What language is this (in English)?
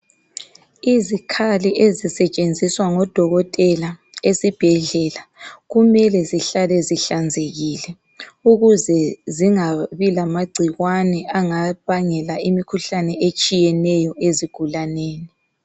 North Ndebele